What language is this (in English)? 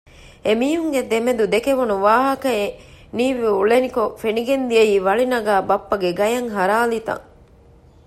Divehi